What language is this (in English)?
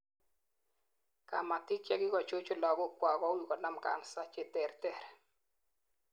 Kalenjin